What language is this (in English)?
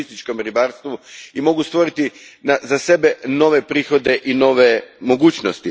Croatian